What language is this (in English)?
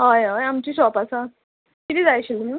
Konkani